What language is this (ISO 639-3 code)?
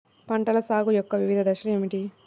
tel